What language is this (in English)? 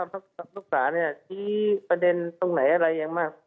Thai